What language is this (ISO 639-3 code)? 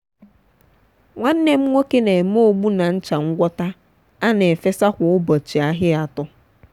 ibo